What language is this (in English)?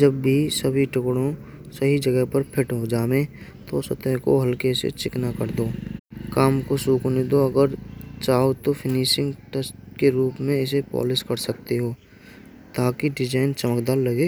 Braj